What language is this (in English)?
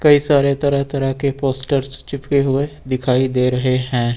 Hindi